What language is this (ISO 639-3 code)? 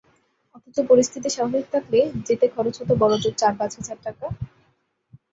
ben